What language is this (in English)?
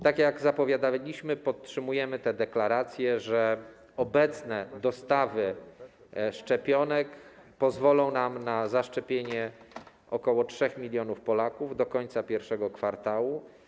Polish